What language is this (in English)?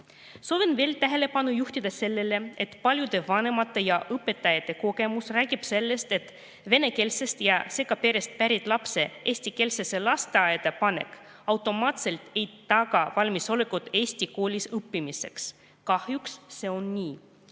Estonian